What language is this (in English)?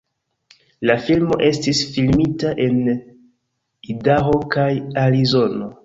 Esperanto